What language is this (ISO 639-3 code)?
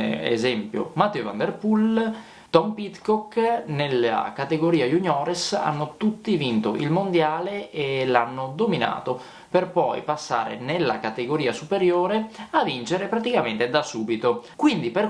ita